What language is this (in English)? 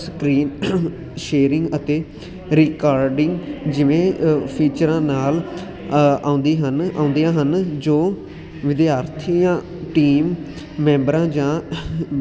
Punjabi